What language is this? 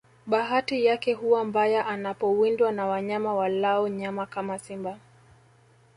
Swahili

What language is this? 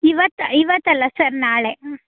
Kannada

